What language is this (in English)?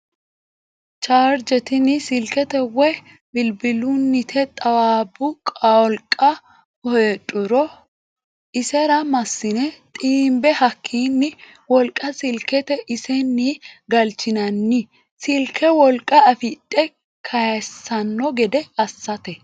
Sidamo